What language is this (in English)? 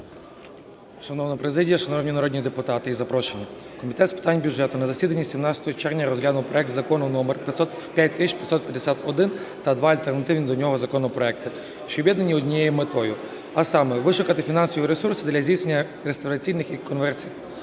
Ukrainian